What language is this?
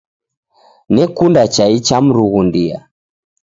Taita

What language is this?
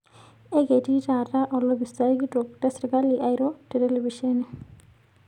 Masai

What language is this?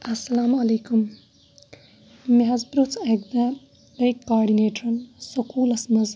Kashmiri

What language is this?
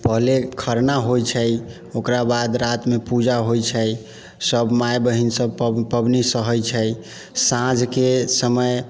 Maithili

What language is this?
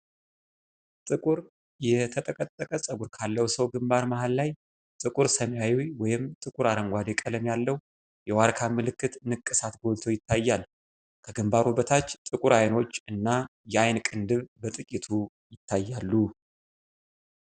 Amharic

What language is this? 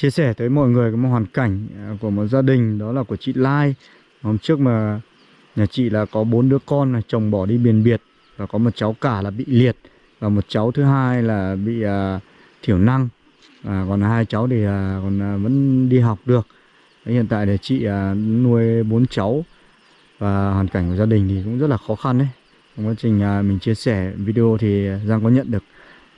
Vietnamese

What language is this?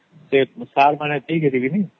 Odia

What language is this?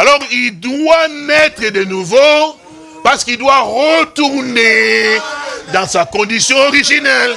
French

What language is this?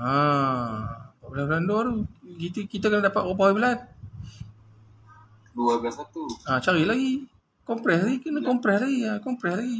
Malay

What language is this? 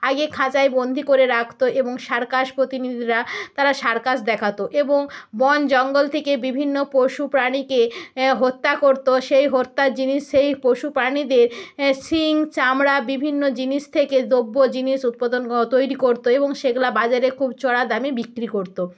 Bangla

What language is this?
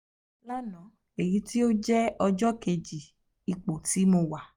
Yoruba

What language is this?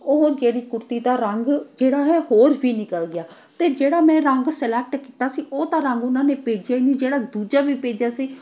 Punjabi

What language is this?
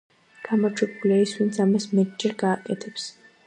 Georgian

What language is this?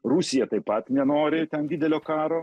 Lithuanian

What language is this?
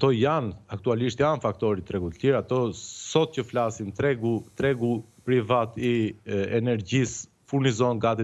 Romanian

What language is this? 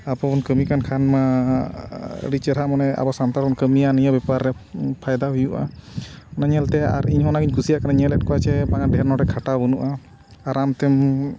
Santali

